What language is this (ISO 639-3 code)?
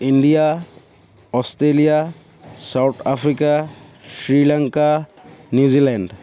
asm